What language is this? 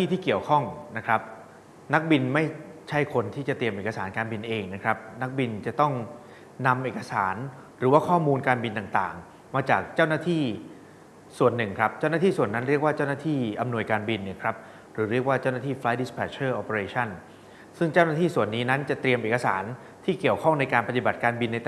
Thai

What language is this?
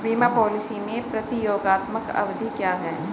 Hindi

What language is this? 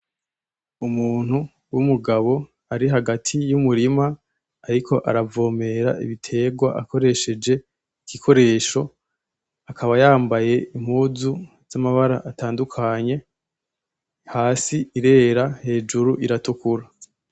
Rundi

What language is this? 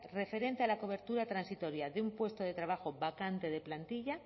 Spanish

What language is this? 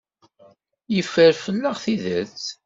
Kabyle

